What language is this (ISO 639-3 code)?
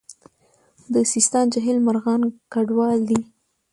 pus